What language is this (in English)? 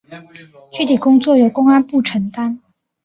Chinese